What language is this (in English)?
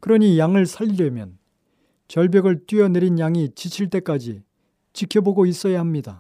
Korean